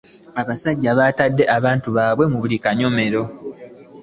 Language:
Ganda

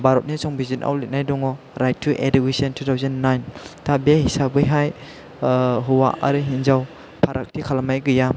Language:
Bodo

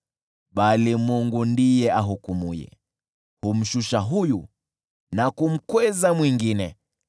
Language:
Swahili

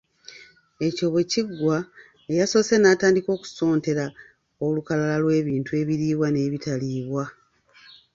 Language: Ganda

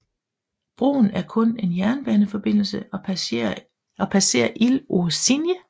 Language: Danish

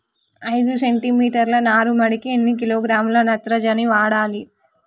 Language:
Telugu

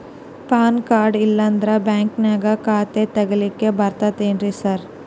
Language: Kannada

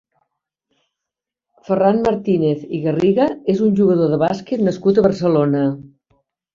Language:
Catalan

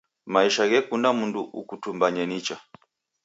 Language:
Taita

